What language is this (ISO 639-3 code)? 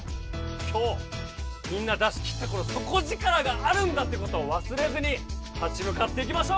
jpn